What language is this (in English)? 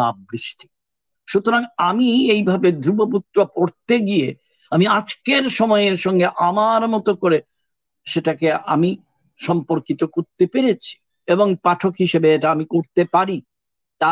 Bangla